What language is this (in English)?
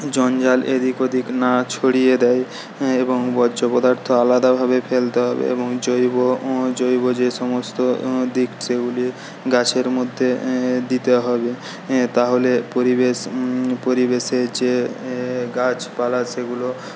Bangla